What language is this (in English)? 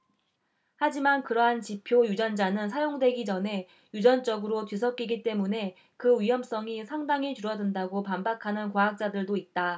Korean